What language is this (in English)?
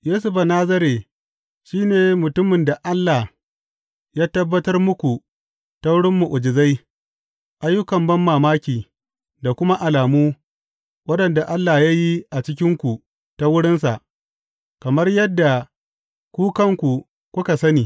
Hausa